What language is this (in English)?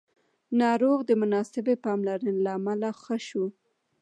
Pashto